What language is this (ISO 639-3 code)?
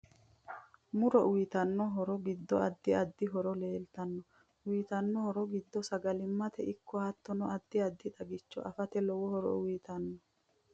sid